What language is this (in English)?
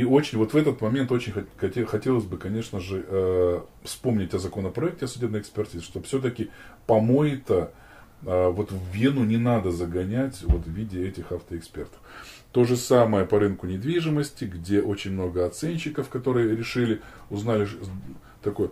Russian